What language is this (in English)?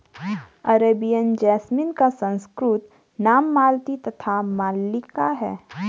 Hindi